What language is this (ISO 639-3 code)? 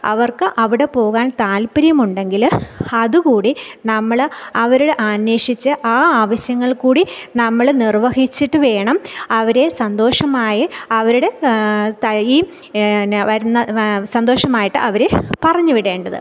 mal